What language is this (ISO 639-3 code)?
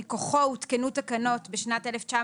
heb